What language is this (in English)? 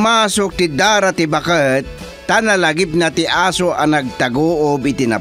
Filipino